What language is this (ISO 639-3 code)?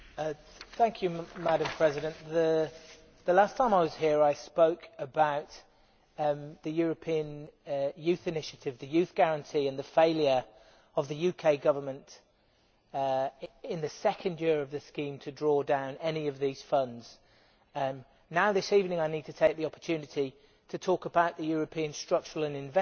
eng